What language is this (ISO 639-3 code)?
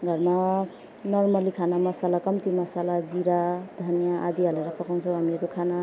nep